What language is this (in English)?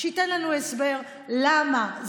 Hebrew